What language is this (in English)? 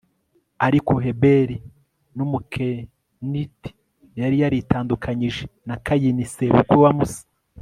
Kinyarwanda